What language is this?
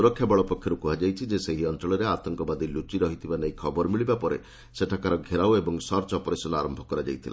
Odia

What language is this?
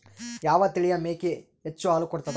Kannada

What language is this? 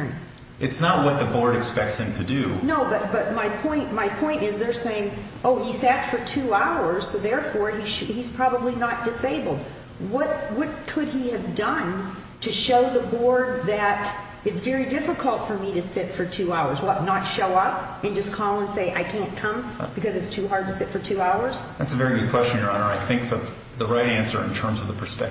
English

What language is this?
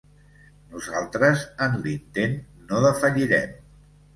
Catalan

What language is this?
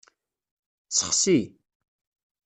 Kabyle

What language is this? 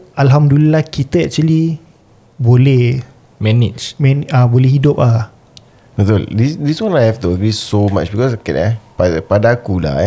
Malay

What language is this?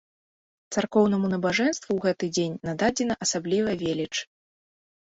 Belarusian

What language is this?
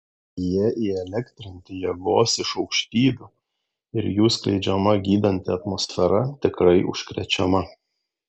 Lithuanian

